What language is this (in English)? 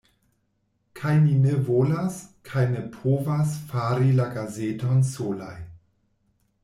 Esperanto